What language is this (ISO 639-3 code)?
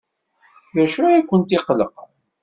kab